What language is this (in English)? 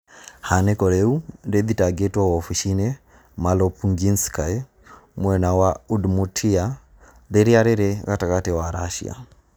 Kikuyu